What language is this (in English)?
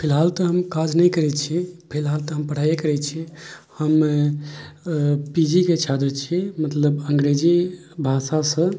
Maithili